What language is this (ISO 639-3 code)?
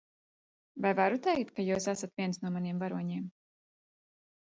lav